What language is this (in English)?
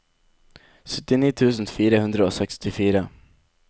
Norwegian